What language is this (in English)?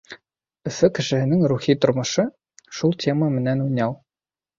Bashkir